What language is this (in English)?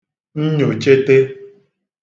Igbo